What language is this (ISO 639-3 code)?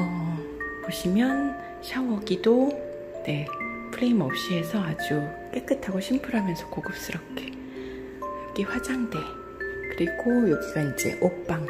kor